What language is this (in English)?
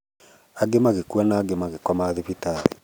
Kikuyu